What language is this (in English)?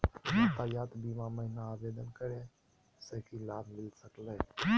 Magahi